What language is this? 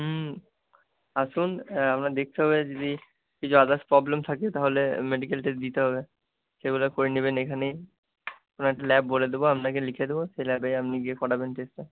Bangla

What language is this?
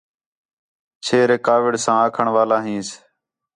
Khetrani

